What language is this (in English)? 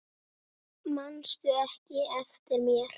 Icelandic